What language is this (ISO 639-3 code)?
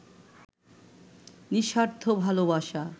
ben